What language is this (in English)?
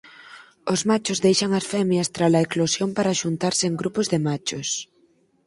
Galician